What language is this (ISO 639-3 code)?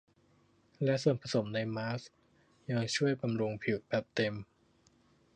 tha